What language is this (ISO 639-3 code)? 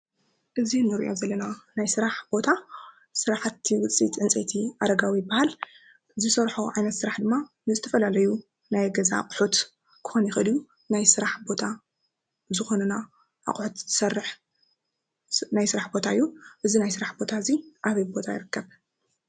tir